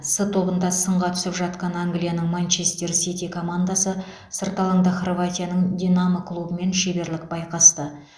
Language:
Kazakh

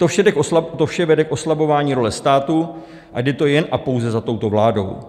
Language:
Czech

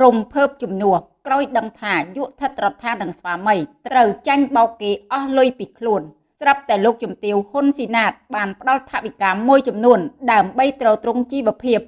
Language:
Vietnamese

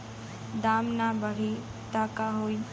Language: Bhojpuri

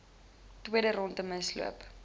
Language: Afrikaans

